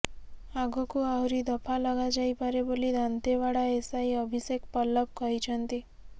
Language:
Odia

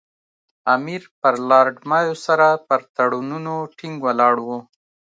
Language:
Pashto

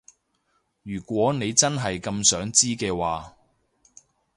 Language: Cantonese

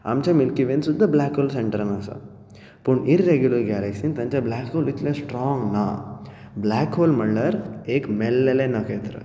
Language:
Konkani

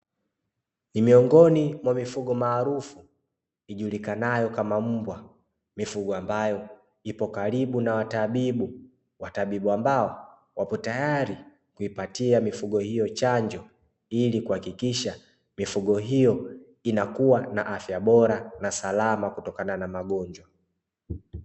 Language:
Swahili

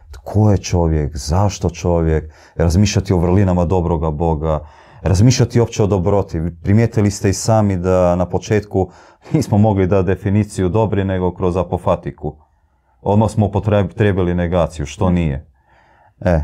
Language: Croatian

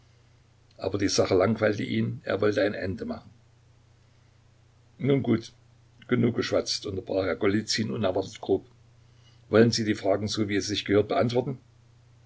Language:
German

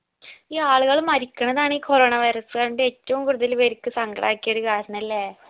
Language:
Malayalam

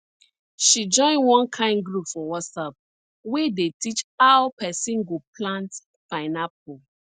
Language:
Nigerian Pidgin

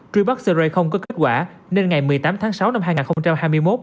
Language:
Vietnamese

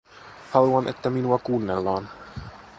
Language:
Finnish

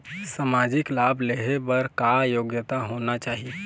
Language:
Chhattisgarhi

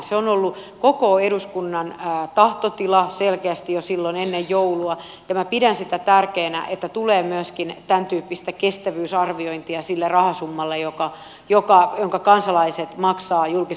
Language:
Finnish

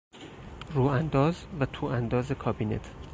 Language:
Persian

